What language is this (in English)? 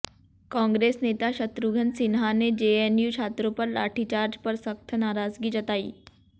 Hindi